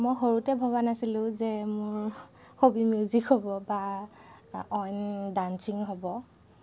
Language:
Assamese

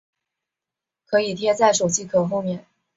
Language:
Chinese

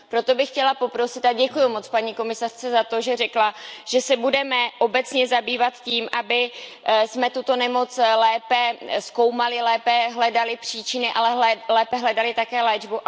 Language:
Czech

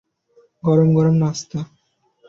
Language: Bangla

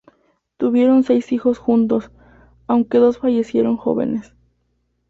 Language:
Spanish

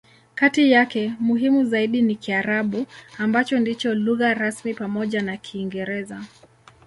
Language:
Swahili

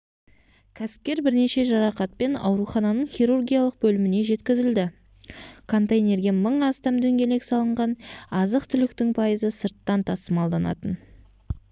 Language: Kazakh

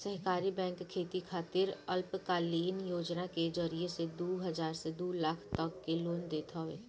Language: Bhojpuri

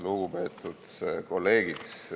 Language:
Estonian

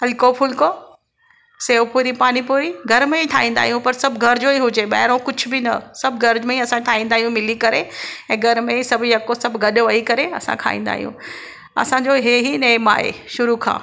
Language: Sindhi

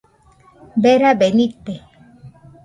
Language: Nüpode Huitoto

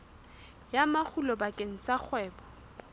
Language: Southern Sotho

